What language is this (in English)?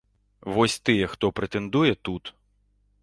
Belarusian